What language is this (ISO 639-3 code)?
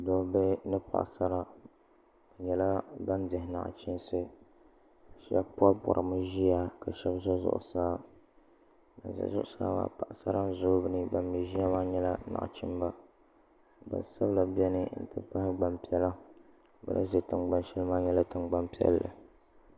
dag